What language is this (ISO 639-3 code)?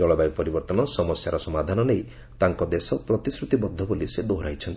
ori